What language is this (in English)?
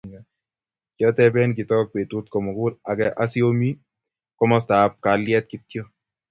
Kalenjin